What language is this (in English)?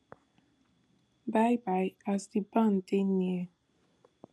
Nigerian Pidgin